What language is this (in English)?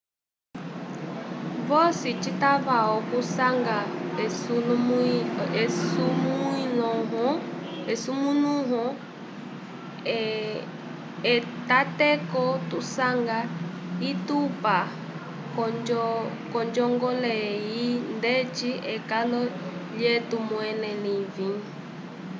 Umbundu